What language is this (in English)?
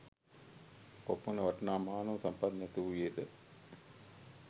Sinhala